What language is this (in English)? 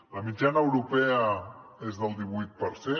Catalan